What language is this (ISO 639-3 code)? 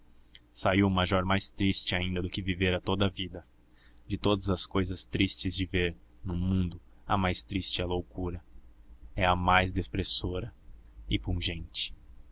por